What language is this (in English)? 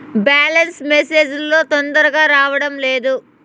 Telugu